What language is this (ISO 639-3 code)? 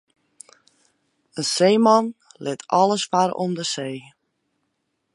fry